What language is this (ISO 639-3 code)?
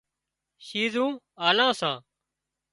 kxp